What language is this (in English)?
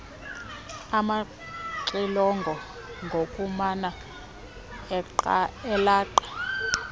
Xhosa